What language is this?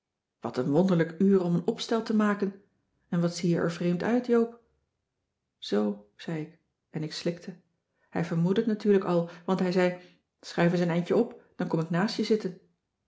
Dutch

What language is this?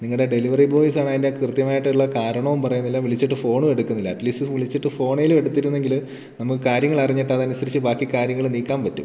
Malayalam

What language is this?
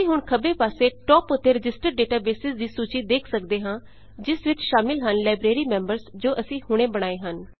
Punjabi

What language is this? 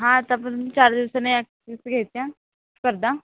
Marathi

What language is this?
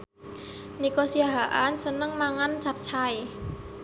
Javanese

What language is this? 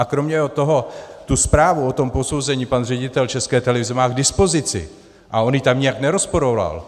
Czech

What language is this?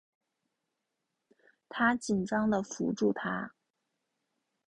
Chinese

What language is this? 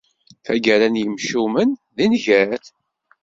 Kabyle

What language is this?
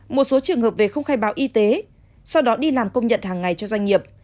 Vietnamese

